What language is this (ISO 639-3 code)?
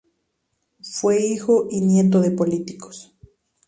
spa